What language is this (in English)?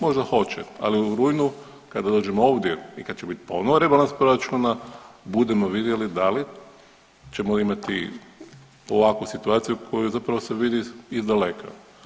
Croatian